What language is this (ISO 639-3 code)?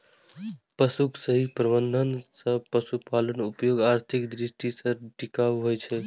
mai